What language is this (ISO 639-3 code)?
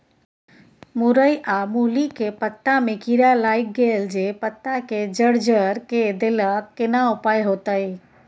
mai